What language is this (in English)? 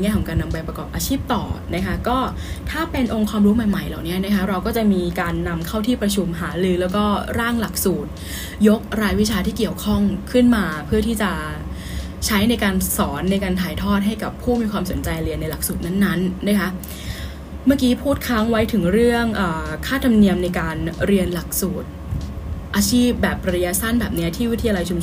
Thai